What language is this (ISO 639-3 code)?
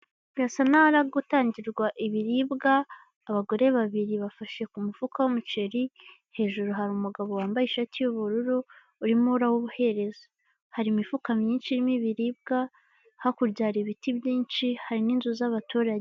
kin